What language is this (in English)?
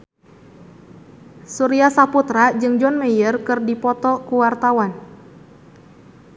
Sundanese